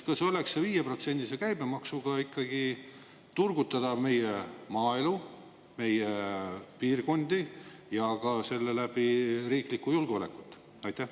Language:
Estonian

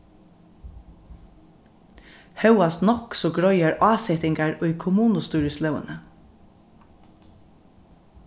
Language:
Faroese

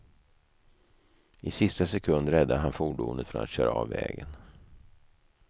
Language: Swedish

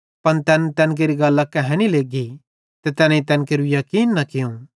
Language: Bhadrawahi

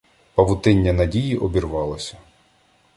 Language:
Ukrainian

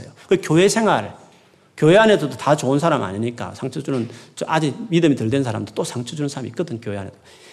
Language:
Korean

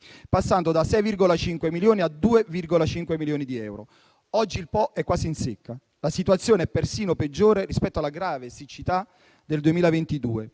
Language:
Italian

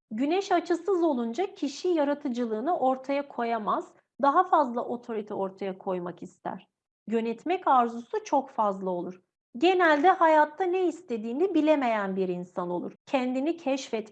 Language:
Turkish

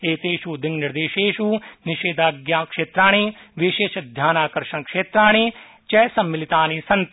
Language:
Sanskrit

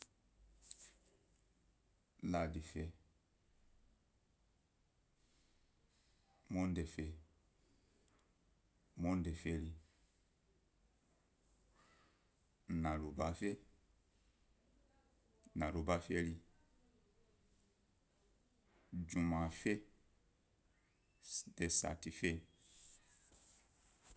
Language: Gbari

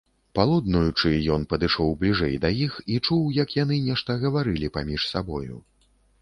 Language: Belarusian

